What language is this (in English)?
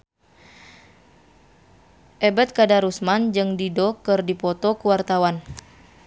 Sundanese